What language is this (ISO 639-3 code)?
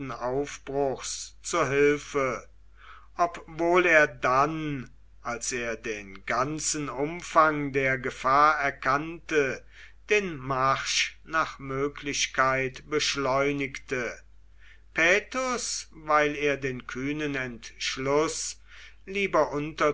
deu